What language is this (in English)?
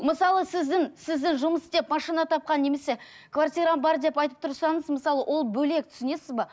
Kazakh